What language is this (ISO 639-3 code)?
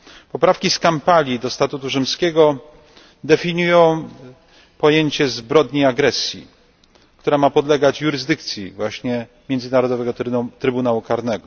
pol